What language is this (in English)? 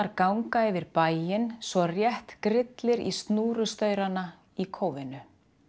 Icelandic